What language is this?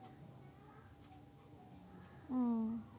Bangla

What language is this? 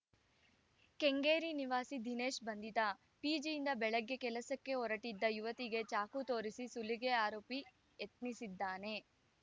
Kannada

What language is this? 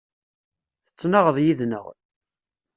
Kabyle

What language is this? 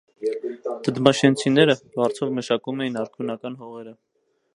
Armenian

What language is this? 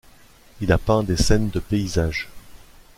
French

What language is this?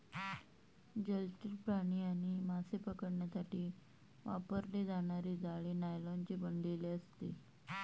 Marathi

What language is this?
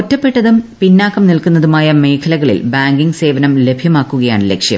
Malayalam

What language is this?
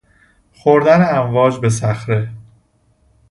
Persian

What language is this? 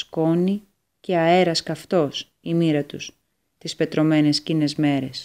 Greek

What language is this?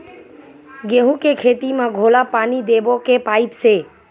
Chhattisgarhi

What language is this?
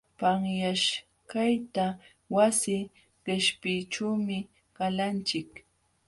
Jauja Wanca Quechua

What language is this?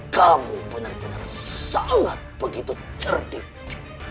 Indonesian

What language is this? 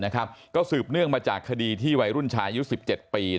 Thai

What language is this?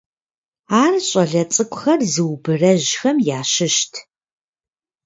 Kabardian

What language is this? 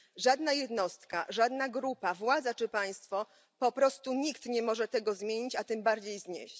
Polish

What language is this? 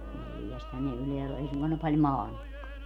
Finnish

